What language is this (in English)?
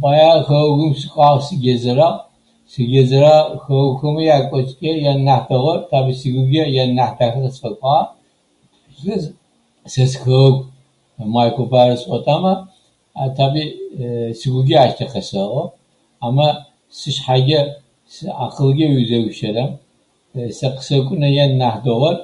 Adyghe